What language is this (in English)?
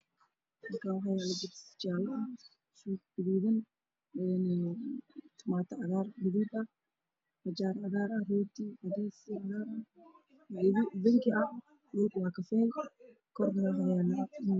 Somali